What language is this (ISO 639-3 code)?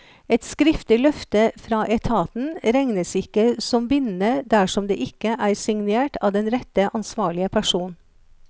nor